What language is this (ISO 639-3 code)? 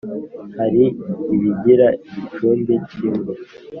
kin